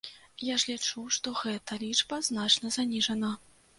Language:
Belarusian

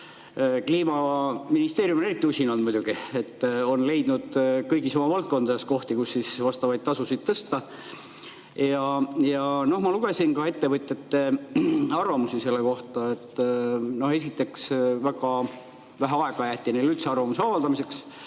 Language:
Estonian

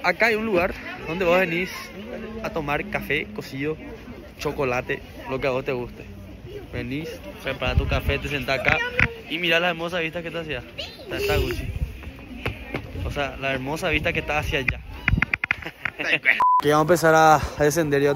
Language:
Spanish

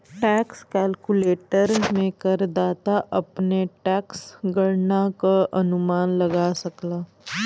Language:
Bhojpuri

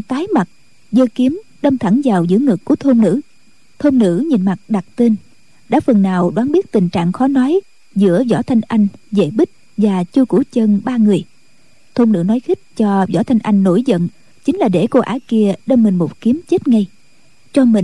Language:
Vietnamese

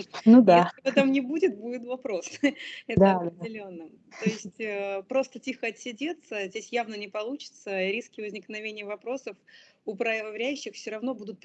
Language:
Russian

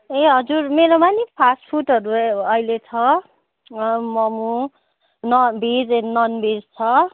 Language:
Nepali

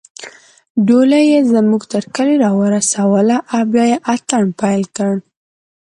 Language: Pashto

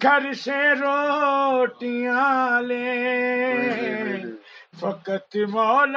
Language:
Urdu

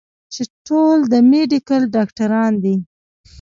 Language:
Pashto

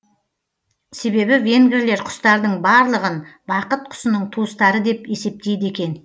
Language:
Kazakh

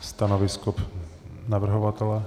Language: Czech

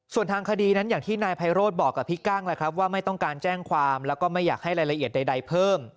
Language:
Thai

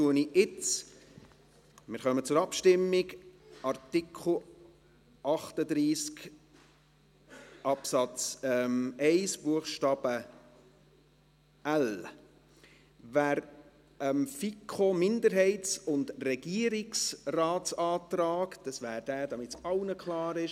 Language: Swiss German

